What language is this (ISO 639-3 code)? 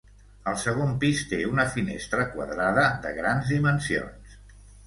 cat